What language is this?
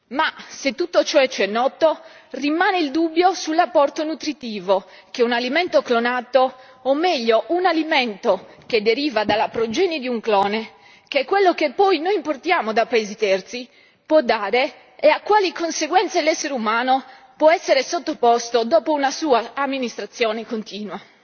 Italian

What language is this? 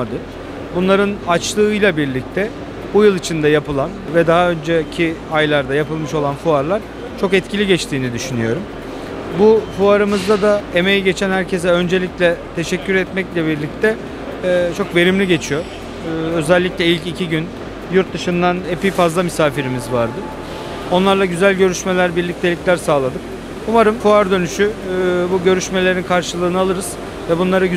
Turkish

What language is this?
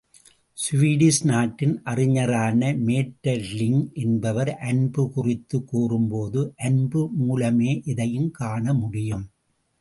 Tamil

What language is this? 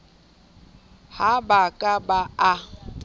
Southern Sotho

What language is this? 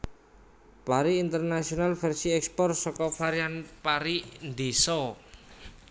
Javanese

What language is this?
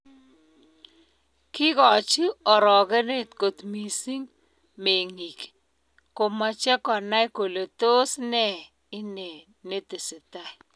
Kalenjin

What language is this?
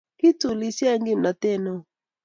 Kalenjin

